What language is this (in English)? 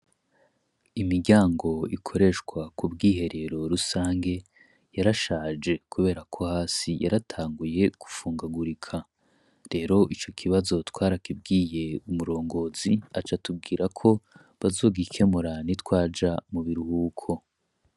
Rundi